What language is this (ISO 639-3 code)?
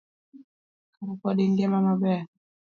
luo